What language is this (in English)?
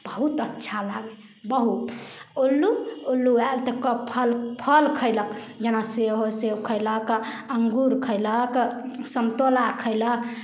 Maithili